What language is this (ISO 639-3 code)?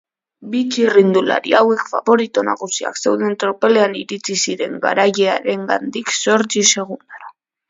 eus